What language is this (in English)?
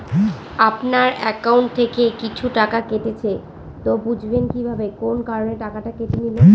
Bangla